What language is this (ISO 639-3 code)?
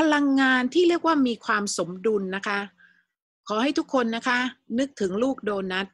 tha